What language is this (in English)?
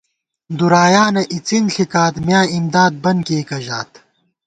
Gawar-Bati